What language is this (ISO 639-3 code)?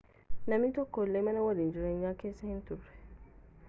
orm